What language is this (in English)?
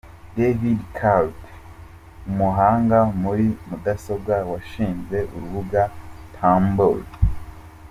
Kinyarwanda